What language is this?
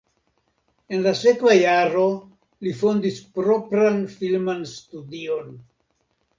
Esperanto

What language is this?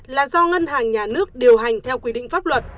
Vietnamese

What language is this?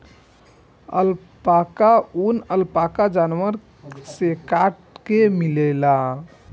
Bhojpuri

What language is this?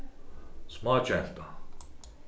Faroese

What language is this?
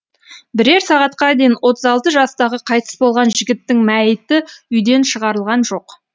Kazakh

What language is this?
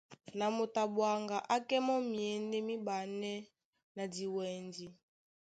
Duala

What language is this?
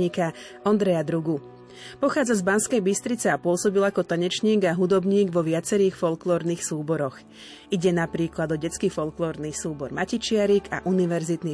Slovak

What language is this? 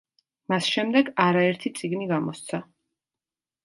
Georgian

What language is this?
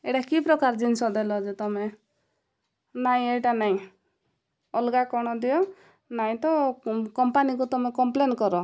Odia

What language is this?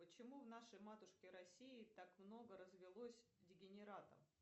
Russian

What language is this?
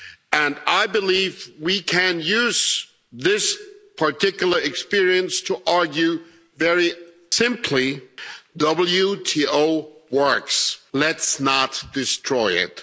English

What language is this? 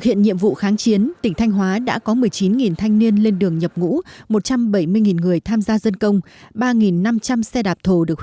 Vietnamese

